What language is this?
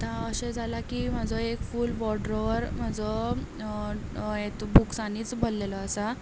Konkani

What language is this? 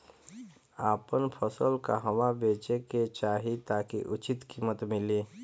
Bhojpuri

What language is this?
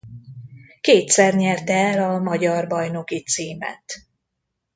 Hungarian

